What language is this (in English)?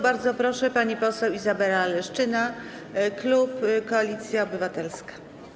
Polish